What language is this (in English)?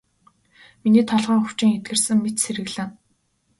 Mongolian